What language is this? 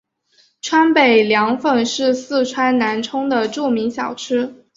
Chinese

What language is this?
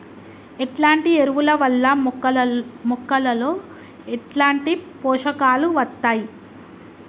Telugu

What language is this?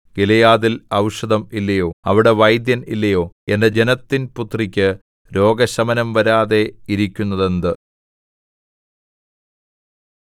Malayalam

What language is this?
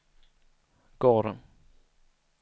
Swedish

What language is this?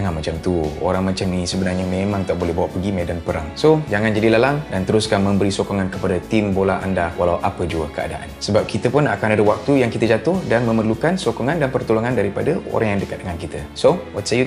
Malay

